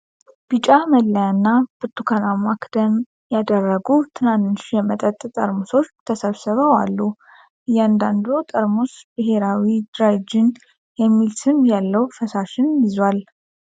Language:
Amharic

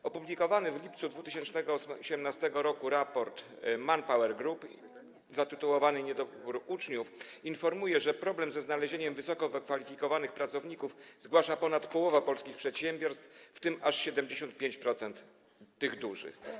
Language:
Polish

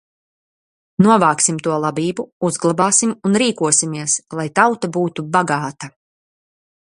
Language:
Latvian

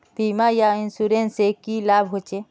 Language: Magahi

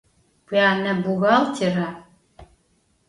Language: Adyghe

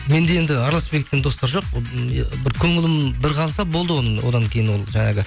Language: Kazakh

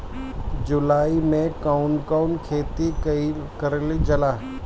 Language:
Bhojpuri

